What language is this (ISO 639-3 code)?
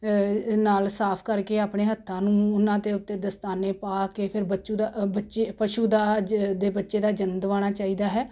pan